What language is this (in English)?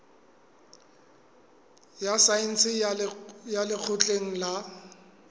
Southern Sotho